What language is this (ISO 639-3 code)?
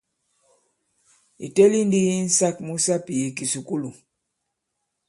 abb